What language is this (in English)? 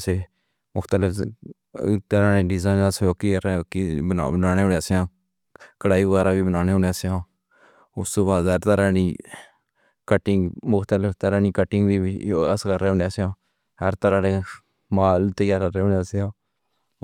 Pahari-Potwari